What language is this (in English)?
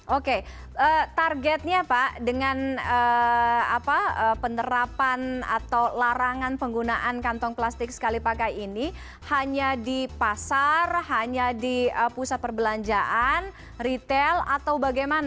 Indonesian